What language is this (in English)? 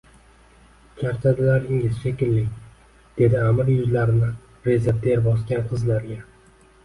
Uzbek